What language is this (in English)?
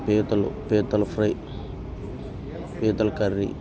Telugu